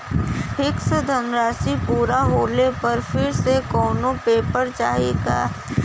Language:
Bhojpuri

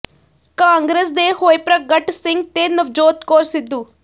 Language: Punjabi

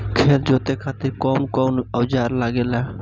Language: Bhojpuri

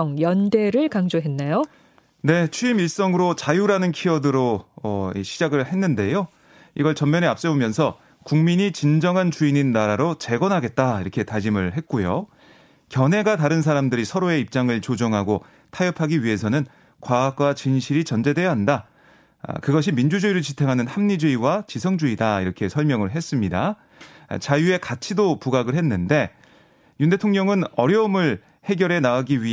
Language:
Korean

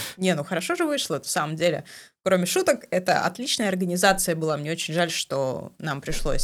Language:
Russian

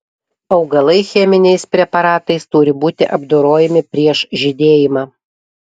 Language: Lithuanian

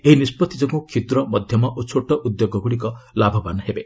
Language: Odia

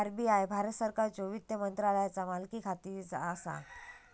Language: Marathi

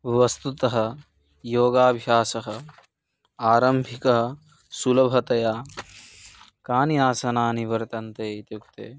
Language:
Sanskrit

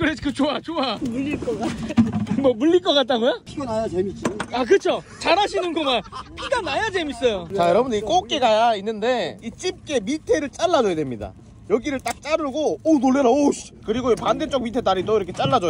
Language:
Korean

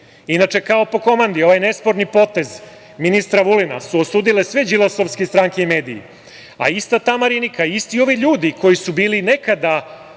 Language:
Serbian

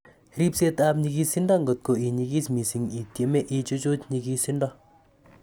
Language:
Kalenjin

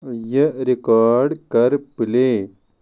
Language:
Kashmiri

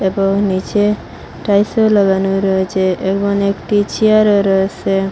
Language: Bangla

